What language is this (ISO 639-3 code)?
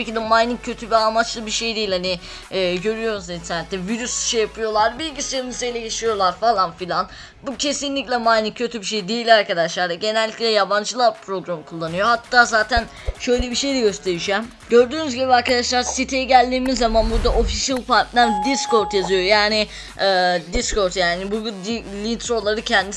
tur